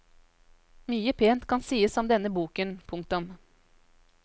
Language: Norwegian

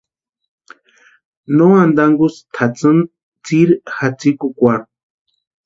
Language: Western Highland Purepecha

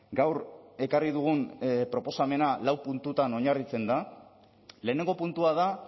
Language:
Basque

